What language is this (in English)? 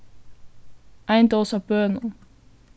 Faroese